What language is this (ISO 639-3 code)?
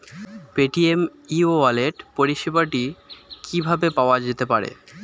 ben